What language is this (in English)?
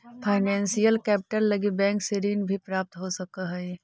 Magahi